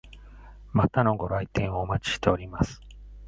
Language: Japanese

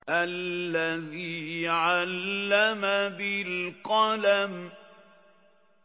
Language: Arabic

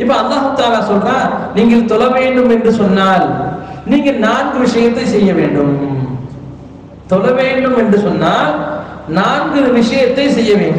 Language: Indonesian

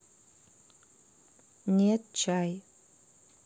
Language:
Russian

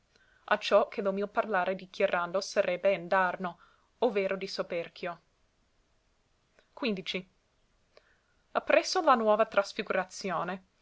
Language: Italian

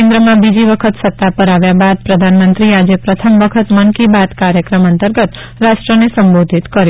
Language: Gujarati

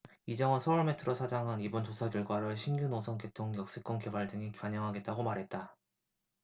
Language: Korean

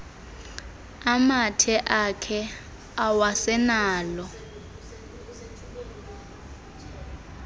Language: Xhosa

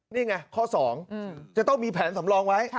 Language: Thai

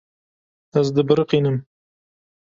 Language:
Kurdish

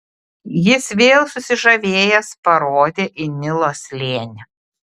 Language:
Lithuanian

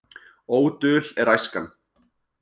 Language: Icelandic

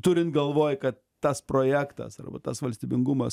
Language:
Lithuanian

